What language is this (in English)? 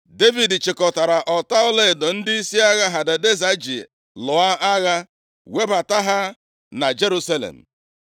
Igbo